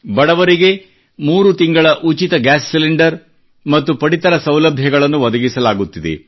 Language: Kannada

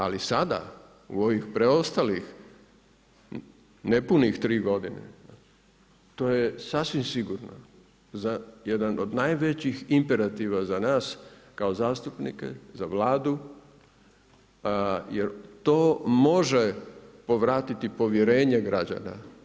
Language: Croatian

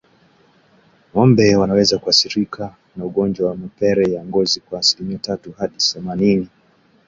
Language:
Swahili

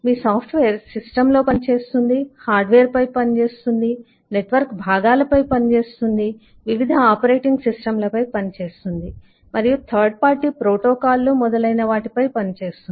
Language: Telugu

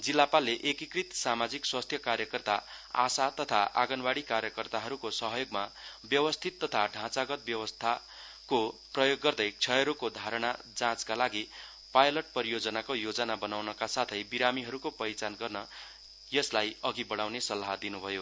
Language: Nepali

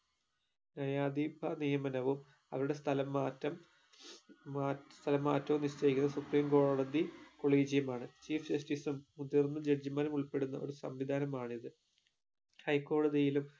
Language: Malayalam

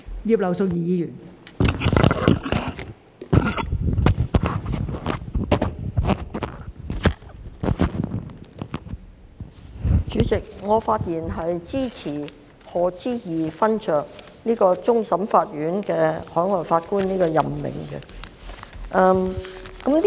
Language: Cantonese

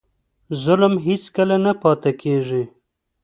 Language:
Pashto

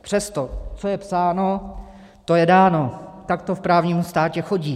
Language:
Czech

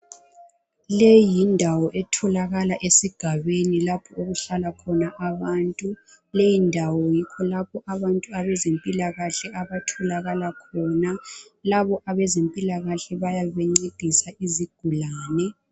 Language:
North Ndebele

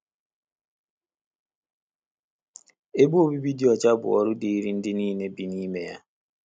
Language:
Igbo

